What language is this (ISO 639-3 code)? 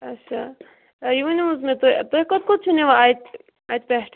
kas